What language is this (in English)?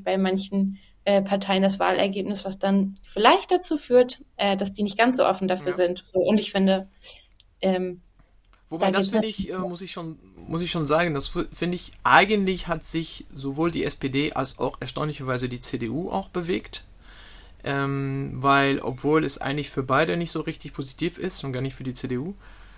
German